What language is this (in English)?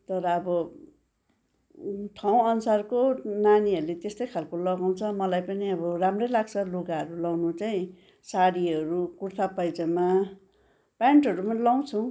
Nepali